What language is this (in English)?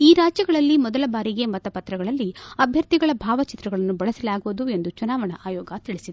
Kannada